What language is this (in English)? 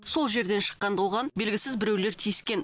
Kazakh